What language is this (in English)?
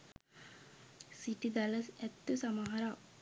Sinhala